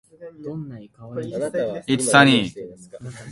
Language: Japanese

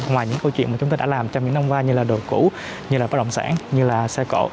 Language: Vietnamese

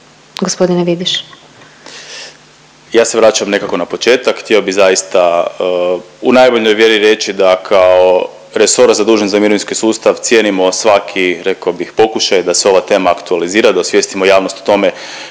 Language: Croatian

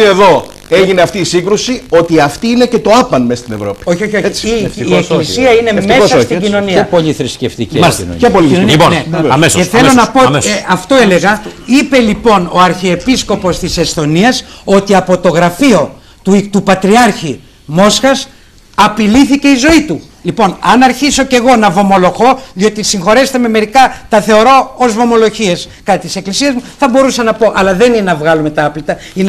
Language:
Greek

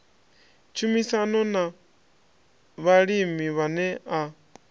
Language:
Venda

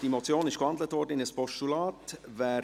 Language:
Swiss German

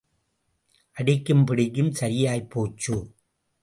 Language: Tamil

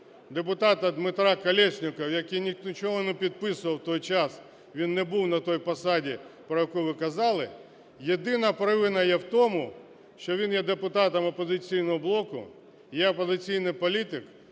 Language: Ukrainian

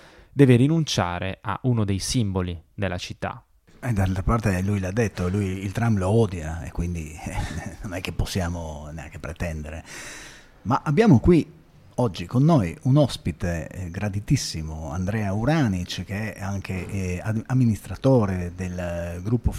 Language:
Italian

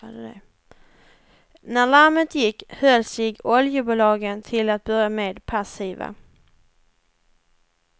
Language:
Swedish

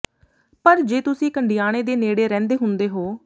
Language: Punjabi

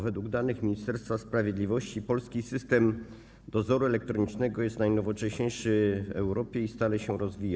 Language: Polish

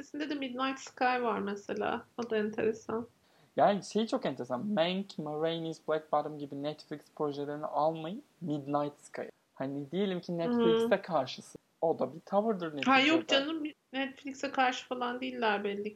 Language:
Turkish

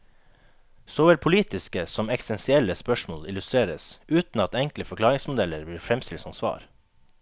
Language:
Norwegian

